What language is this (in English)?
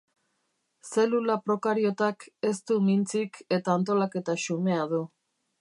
Basque